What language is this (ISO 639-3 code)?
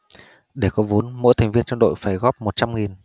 vie